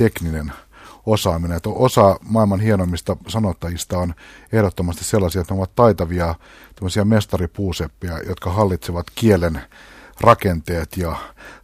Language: Finnish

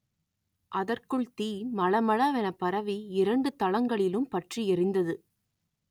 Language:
Tamil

